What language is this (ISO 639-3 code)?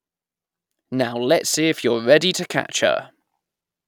eng